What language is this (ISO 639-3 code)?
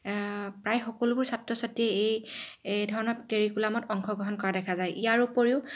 asm